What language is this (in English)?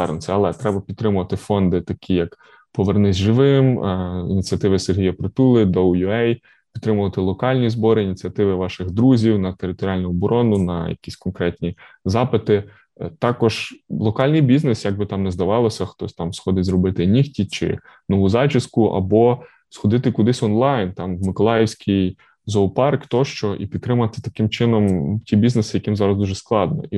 Ukrainian